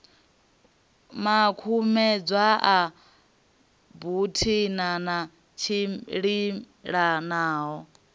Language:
Venda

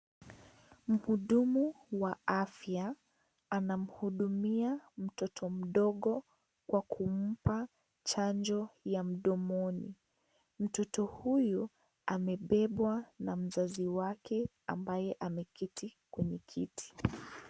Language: Swahili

